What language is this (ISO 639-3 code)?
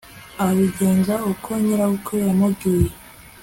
kin